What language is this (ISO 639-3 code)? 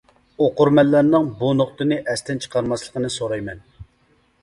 uig